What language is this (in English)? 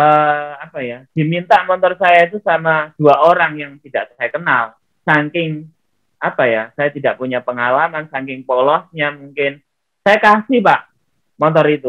Indonesian